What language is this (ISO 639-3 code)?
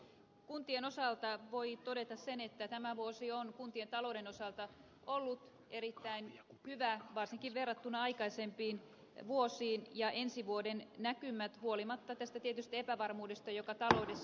fin